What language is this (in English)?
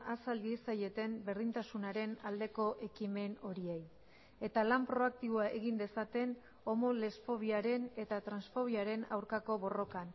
Basque